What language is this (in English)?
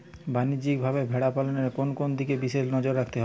Bangla